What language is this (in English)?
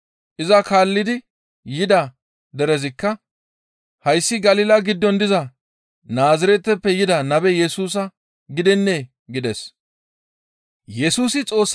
Gamo